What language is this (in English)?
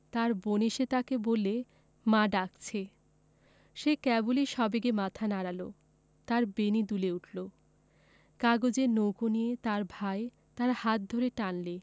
Bangla